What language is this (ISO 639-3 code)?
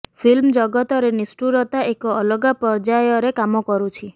ori